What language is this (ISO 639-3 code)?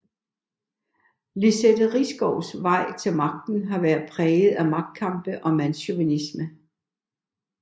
dan